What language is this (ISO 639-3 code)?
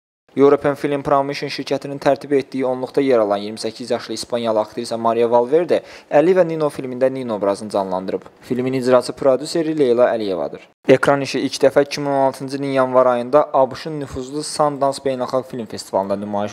tur